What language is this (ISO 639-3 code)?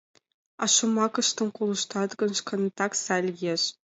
chm